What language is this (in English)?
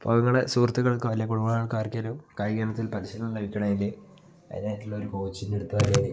Malayalam